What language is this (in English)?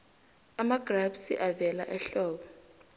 South Ndebele